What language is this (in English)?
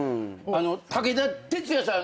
Japanese